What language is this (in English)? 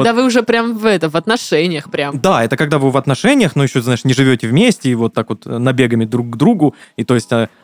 Russian